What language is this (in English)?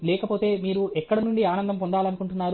Telugu